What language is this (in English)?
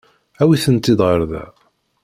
Kabyle